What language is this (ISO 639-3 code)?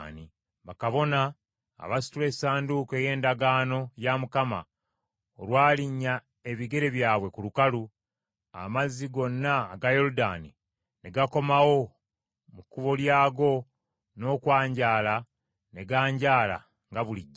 lug